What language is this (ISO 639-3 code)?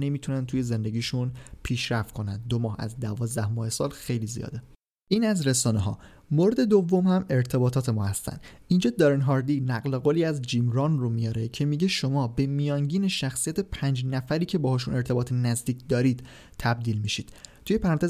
fas